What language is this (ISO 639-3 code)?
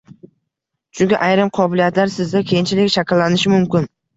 uzb